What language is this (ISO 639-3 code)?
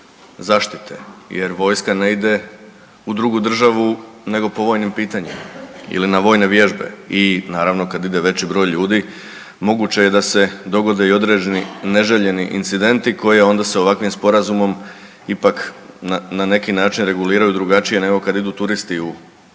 hrv